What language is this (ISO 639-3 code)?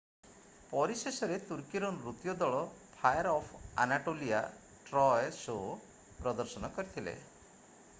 ori